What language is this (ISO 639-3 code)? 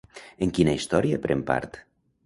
cat